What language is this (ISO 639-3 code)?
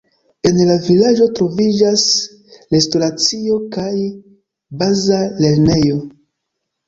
epo